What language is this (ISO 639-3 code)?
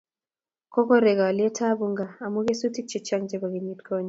kln